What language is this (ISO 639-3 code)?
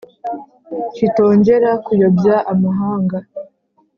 kin